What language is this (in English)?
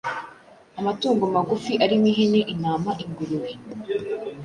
Kinyarwanda